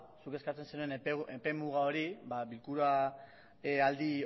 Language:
Basque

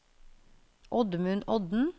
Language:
Norwegian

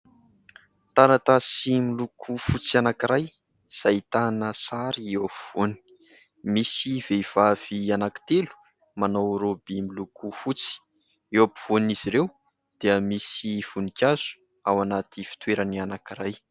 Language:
Malagasy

